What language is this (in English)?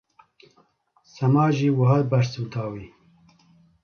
Kurdish